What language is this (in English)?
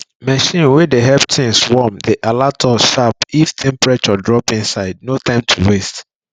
Nigerian Pidgin